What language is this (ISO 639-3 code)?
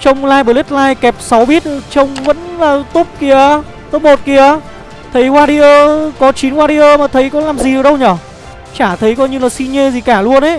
vie